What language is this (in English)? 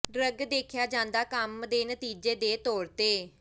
Punjabi